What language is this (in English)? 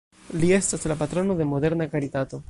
Esperanto